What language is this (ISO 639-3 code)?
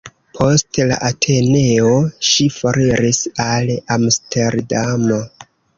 epo